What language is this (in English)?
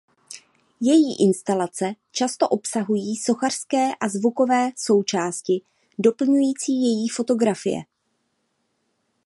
Czech